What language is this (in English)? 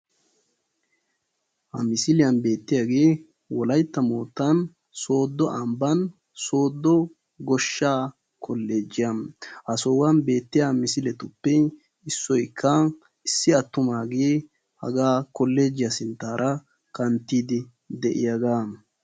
Wolaytta